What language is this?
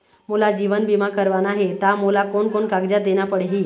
Chhattisgarhi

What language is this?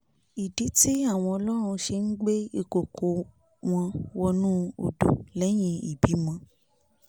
Yoruba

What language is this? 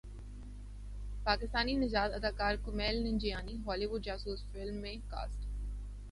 Urdu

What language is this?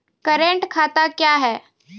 Maithili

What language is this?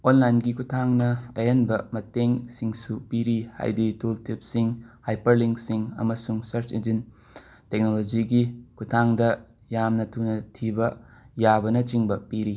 Manipuri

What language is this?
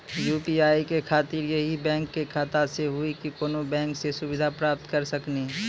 Maithili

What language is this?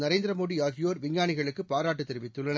Tamil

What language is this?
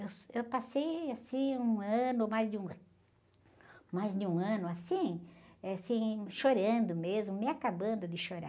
Portuguese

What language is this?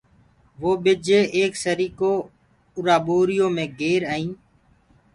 Gurgula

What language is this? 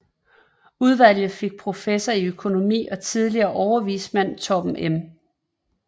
Danish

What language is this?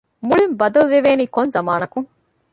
Divehi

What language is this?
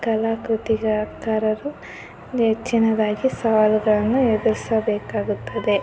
Kannada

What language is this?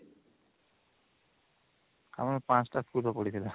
Odia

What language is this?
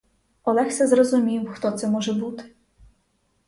Ukrainian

